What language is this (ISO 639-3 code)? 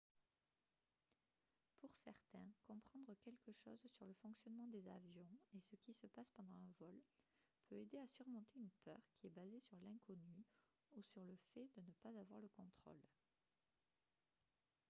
fra